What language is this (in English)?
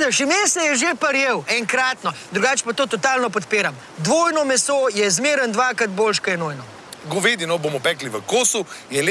Slovenian